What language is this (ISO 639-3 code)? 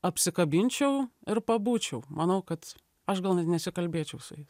lit